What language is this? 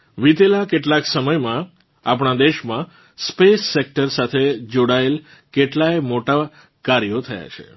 Gujarati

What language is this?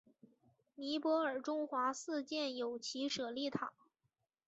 Chinese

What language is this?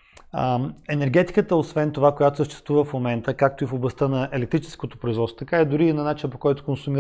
Bulgarian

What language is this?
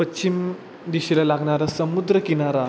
Marathi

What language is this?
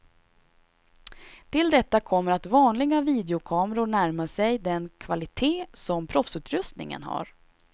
Swedish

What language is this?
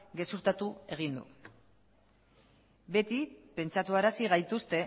Basque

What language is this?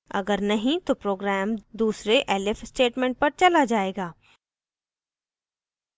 Hindi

